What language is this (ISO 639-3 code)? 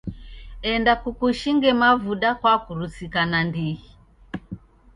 dav